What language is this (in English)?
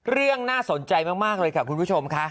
Thai